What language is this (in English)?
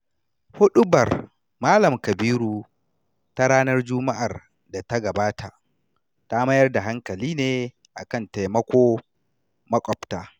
Hausa